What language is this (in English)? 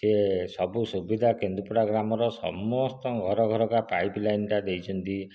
Odia